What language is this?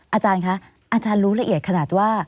Thai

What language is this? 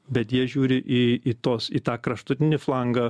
Lithuanian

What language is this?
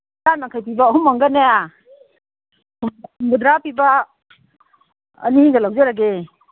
Manipuri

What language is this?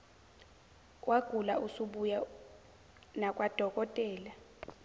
Zulu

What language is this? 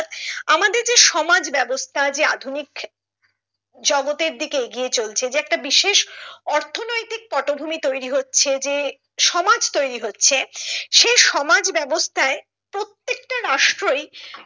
Bangla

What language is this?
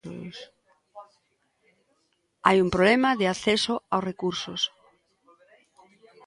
Galician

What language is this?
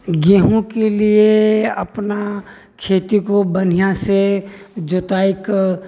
Maithili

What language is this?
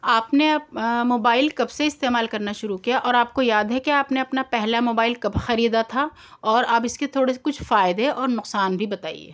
Urdu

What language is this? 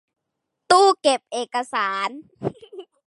Thai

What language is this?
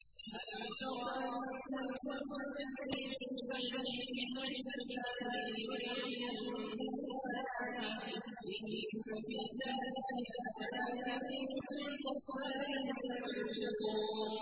Arabic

